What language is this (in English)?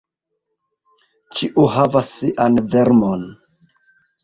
Esperanto